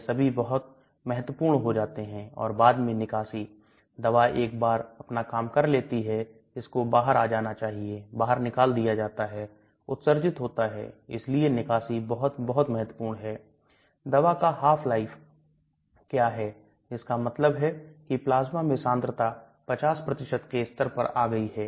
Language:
Hindi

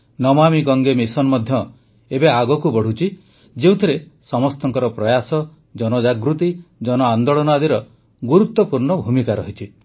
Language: Odia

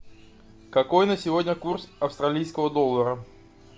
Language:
Russian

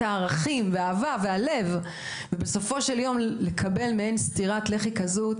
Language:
Hebrew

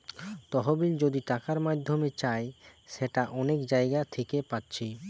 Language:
Bangla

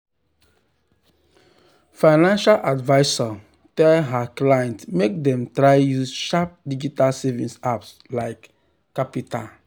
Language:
Nigerian Pidgin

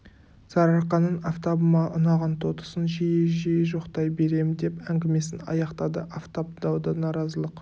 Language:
Kazakh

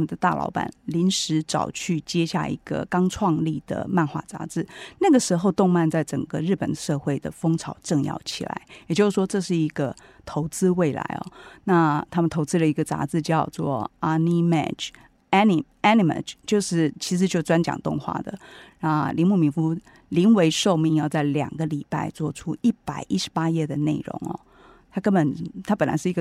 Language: Chinese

